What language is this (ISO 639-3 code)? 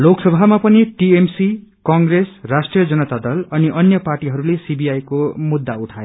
nep